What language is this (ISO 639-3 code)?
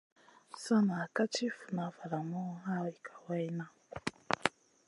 mcn